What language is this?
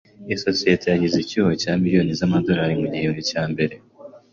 Kinyarwanda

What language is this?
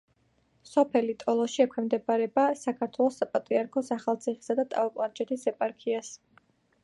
Georgian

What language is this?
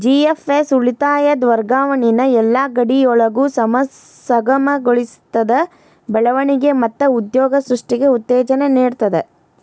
Kannada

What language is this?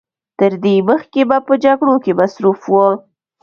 Pashto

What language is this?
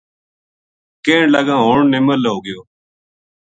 Gujari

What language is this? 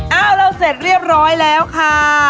Thai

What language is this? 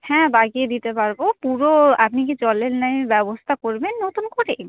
Bangla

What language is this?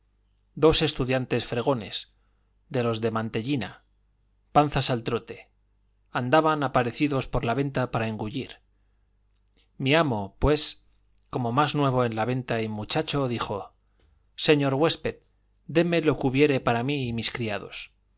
Spanish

